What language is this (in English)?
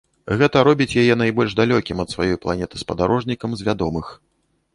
Belarusian